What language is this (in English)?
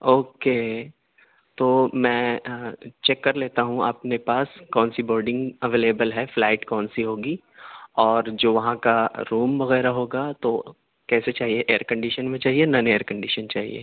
Urdu